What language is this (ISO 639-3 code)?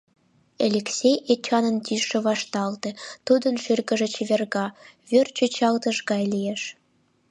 chm